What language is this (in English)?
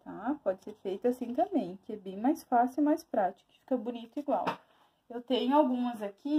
Portuguese